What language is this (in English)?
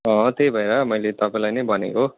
Nepali